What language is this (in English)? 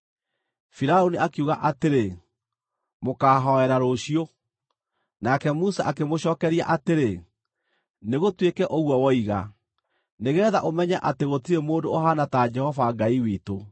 Kikuyu